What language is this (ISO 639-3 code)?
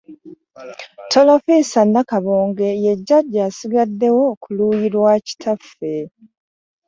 lug